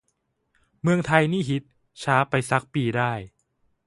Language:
Thai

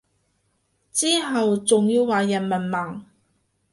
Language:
Cantonese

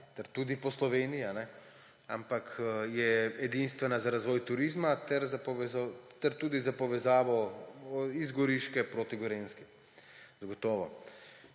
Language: Slovenian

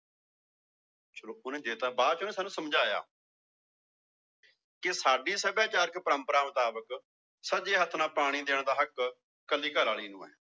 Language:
Punjabi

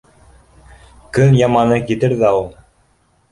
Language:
Bashkir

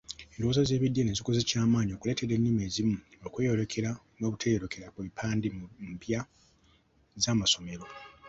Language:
Ganda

